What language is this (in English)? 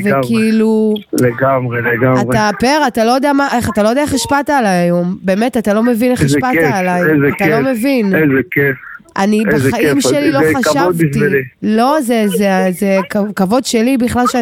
Hebrew